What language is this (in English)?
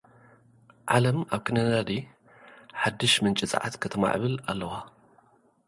Tigrinya